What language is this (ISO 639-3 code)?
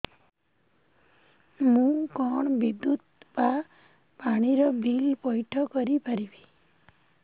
ori